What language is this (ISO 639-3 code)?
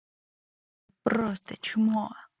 rus